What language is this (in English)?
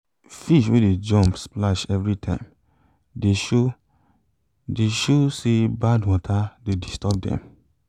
Nigerian Pidgin